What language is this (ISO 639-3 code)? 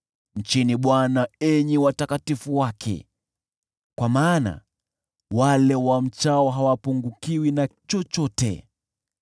swa